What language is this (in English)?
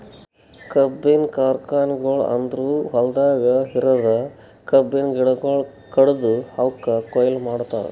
Kannada